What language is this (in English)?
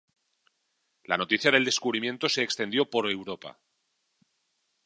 Spanish